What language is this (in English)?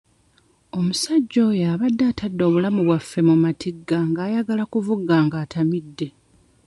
Ganda